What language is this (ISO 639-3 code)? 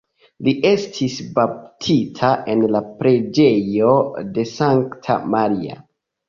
epo